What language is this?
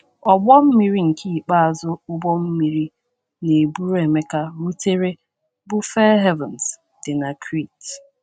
Igbo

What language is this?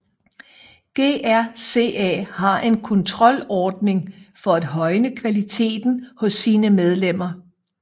Danish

